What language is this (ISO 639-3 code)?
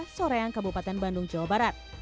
ind